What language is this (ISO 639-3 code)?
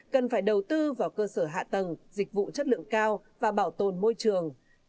vie